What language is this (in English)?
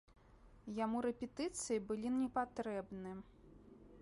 Belarusian